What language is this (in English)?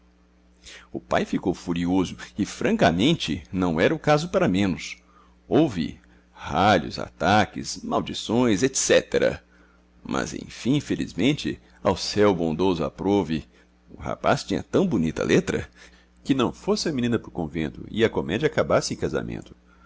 Portuguese